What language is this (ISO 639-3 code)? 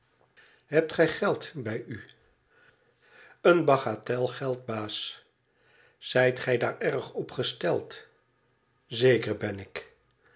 nld